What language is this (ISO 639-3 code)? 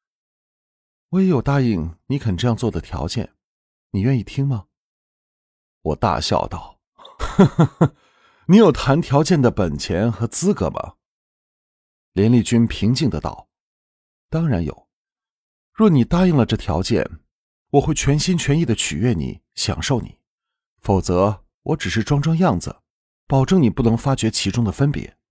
zho